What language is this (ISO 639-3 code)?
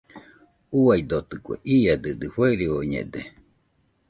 hux